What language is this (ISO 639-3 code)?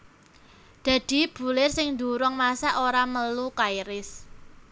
jav